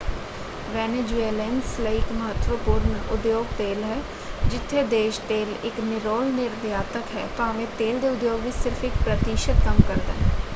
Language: Punjabi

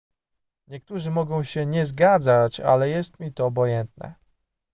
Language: Polish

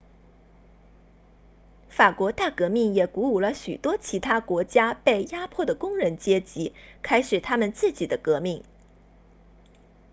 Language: Chinese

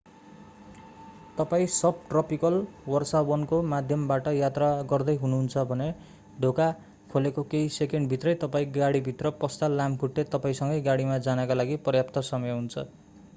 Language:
Nepali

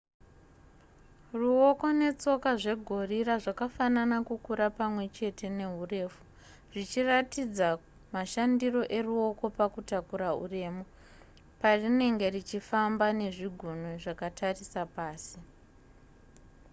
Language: Shona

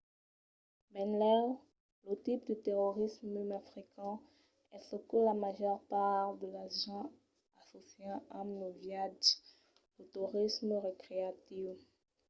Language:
Occitan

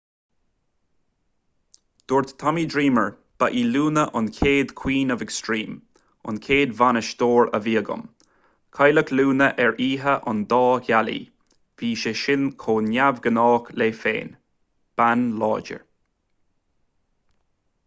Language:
Irish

